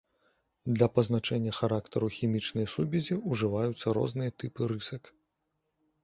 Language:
Belarusian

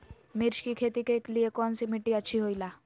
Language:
Magahi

